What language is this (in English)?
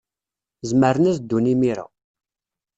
Kabyle